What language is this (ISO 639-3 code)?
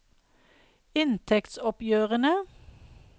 nor